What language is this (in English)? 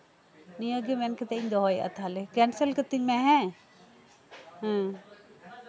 Santali